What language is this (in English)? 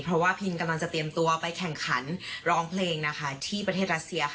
Thai